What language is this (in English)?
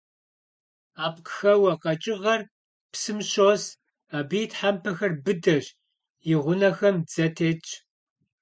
Kabardian